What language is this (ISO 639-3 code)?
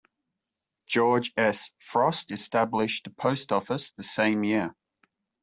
eng